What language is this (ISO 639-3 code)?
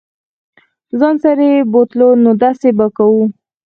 pus